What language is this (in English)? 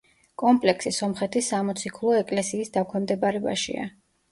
Georgian